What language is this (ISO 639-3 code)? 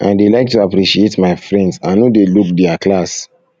pcm